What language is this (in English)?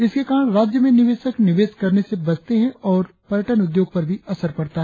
Hindi